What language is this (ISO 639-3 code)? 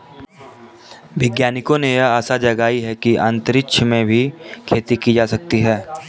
hin